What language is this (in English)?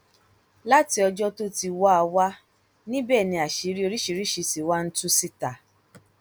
Yoruba